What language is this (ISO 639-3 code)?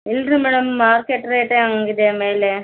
kan